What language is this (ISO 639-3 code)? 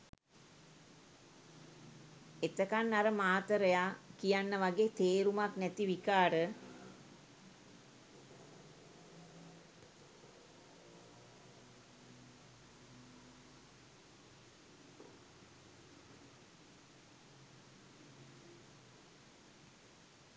sin